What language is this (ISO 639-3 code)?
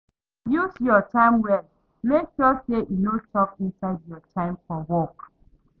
pcm